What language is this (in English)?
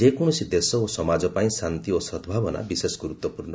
Odia